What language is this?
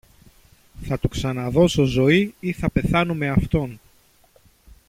Greek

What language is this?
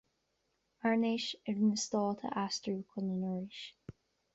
Irish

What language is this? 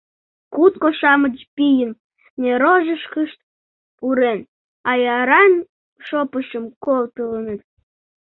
Mari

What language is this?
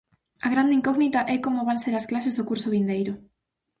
Galician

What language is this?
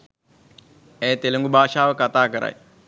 Sinhala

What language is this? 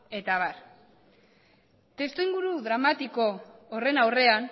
Basque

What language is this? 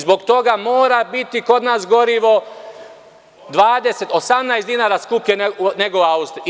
Serbian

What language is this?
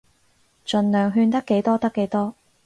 Cantonese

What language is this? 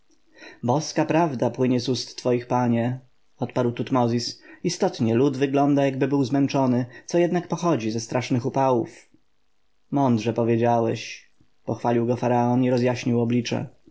Polish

